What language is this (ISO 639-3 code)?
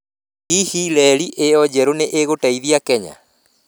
kik